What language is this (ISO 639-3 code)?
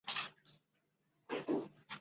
zho